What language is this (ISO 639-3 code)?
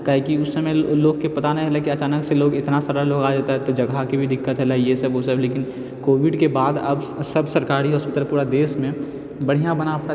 mai